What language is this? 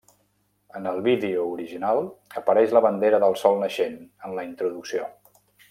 Catalan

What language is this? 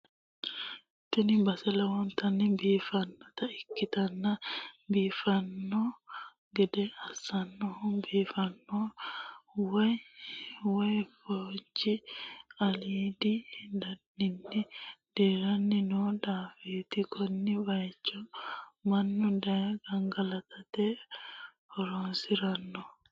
Sidamo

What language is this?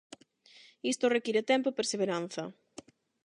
Galician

